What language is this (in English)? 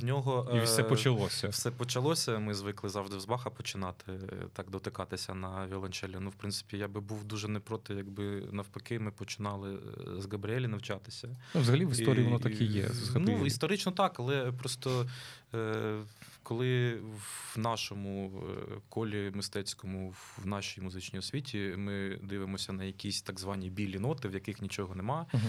Ukrainian